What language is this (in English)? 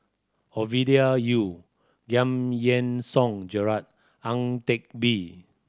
English